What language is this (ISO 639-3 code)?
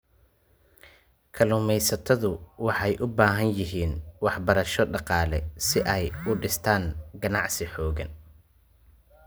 som